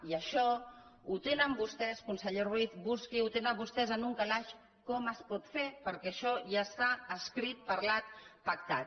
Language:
Catalan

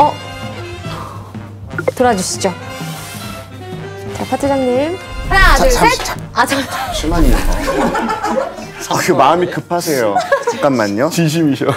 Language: Korean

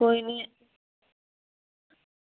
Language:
Dogri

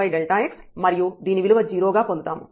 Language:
Telugu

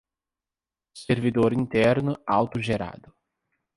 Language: Portuguese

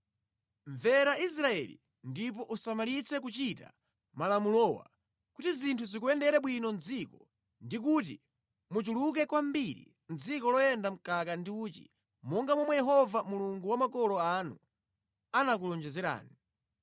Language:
Nyanja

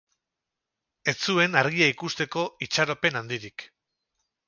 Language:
Basque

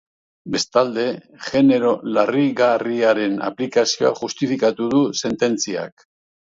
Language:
Basque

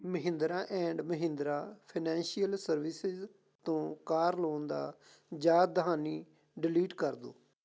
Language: Punjabi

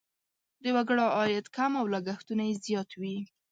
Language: Pashto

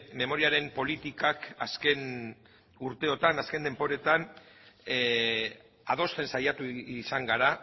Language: Basque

